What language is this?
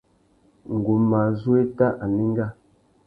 Tuki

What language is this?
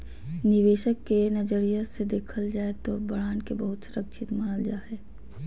Magahi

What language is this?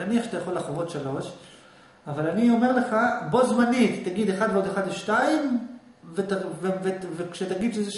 Hebrew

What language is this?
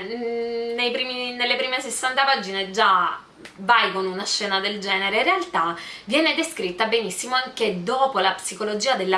Italian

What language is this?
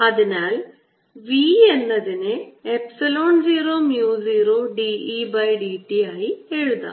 Malayalam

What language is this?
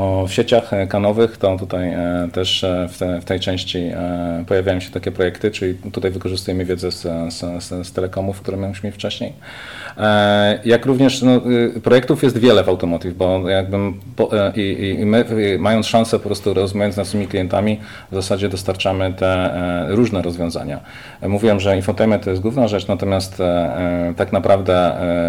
Polish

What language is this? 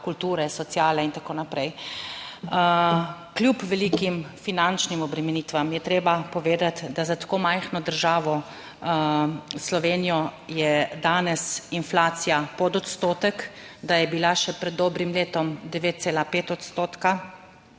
Slovenian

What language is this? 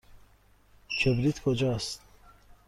Persian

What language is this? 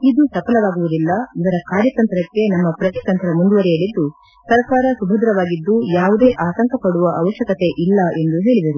Kannada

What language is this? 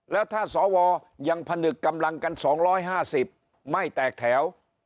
Thai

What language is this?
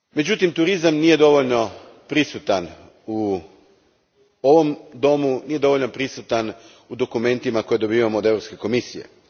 Croatian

